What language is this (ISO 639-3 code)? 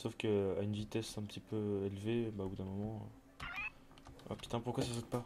fra